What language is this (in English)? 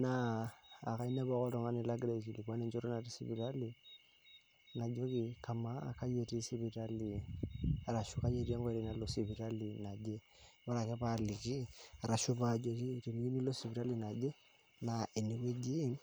Masai